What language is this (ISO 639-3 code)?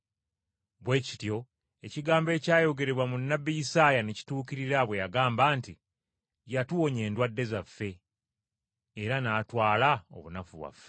lug